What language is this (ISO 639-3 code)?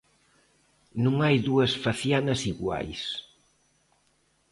glg